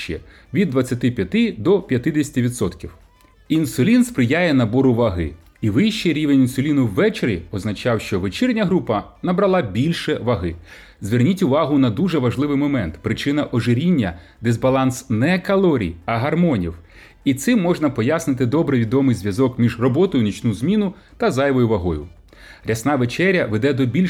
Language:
Ukrainian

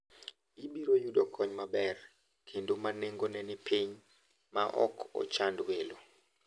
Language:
Luo (Kenya and Tanzania)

